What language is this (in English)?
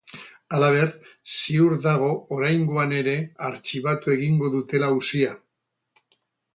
Basque